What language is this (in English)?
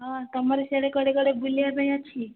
Odia